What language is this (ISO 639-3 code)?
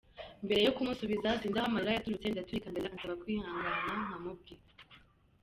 kin